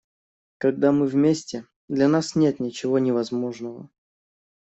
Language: Russian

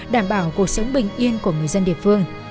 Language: Vietnamese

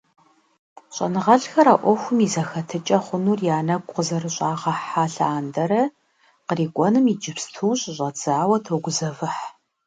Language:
Kabardian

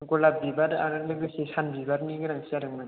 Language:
Bodo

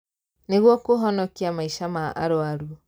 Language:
Kikuyu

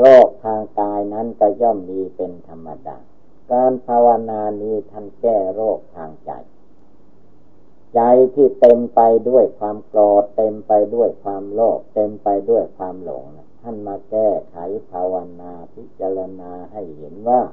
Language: Thai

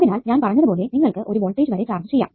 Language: Malayalam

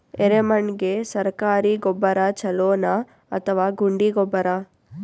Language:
Kannada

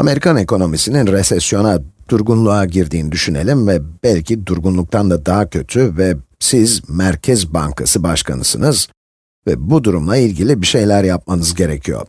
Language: Turkish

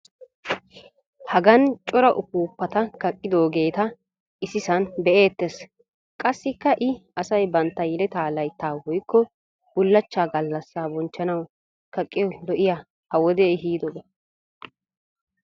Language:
Wolaytta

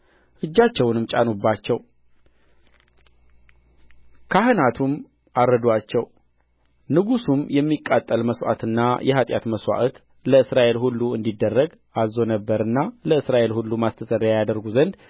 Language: Amharic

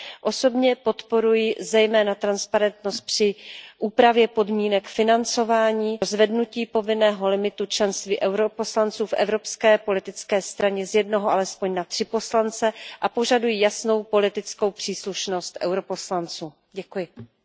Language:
Czech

